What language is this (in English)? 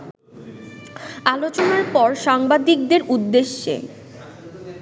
Bangla